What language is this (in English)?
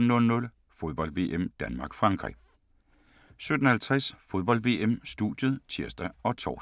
Danish